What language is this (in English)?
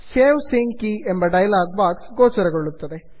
Kannada